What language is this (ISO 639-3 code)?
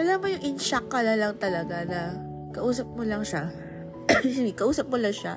fil